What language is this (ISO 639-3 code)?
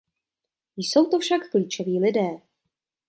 ces